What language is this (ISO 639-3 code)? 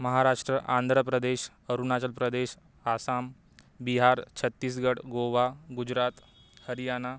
mar